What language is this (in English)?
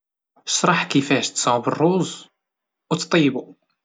Moroccan Arabic